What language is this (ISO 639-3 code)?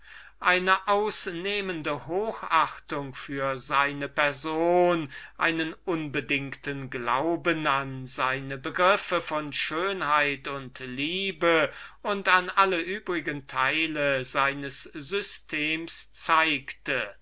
deu